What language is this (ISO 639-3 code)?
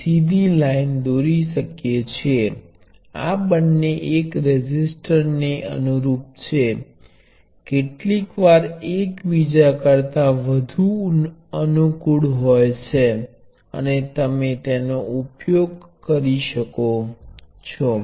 guj